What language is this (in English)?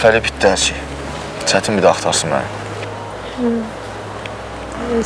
Turkish